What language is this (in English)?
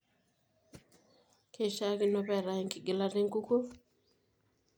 Masai